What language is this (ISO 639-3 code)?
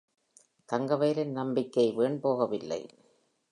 tam